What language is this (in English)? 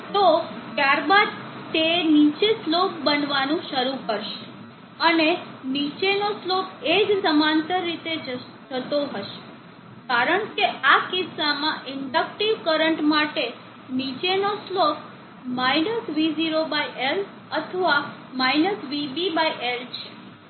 Gujarati